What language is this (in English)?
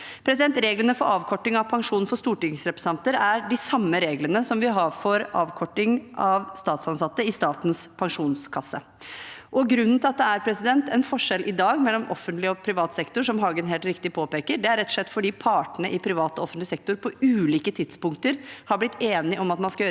Norwegian